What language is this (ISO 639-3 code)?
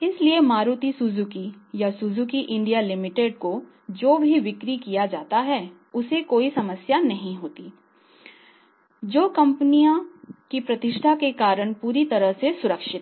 hin